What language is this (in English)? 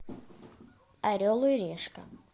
Russian